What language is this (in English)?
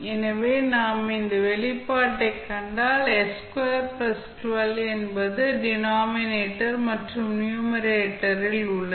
Tamil